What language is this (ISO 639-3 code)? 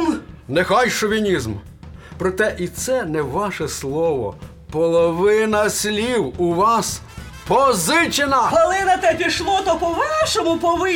ukr